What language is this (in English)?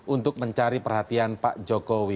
Indonesian